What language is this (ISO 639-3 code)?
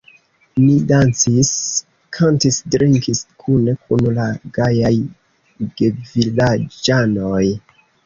epo